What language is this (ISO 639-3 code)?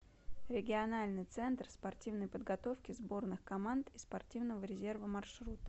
rus